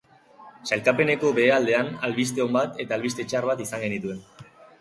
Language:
Basque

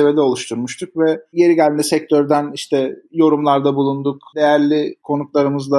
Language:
Turkish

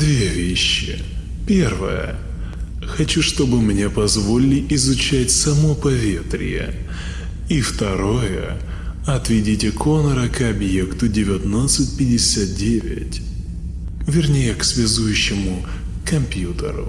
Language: Russian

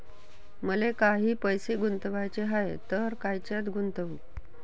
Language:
Marathi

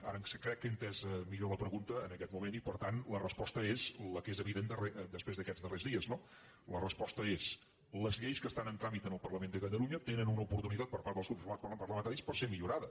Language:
Catalan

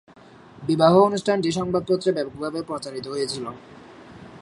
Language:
Bangla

